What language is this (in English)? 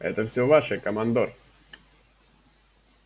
Russian